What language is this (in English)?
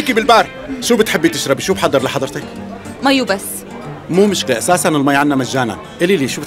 Arabic